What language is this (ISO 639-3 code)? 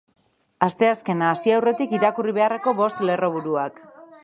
eus